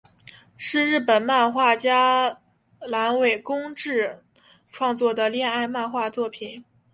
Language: Chinese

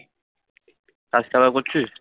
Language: Bangla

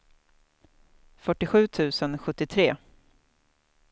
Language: Swedish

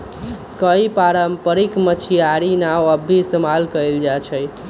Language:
Magahi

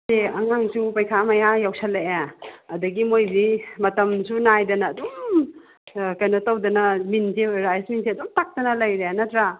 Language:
Manipuri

